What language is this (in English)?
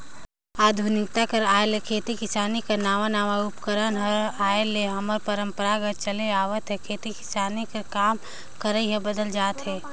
Chhattisgarhi